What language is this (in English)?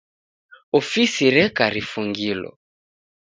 Taita